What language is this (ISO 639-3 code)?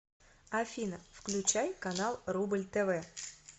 rus